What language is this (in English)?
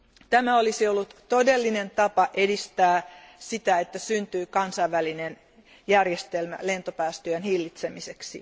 Finnish